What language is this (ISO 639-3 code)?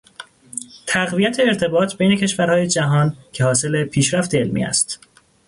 fas